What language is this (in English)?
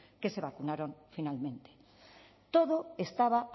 Spanish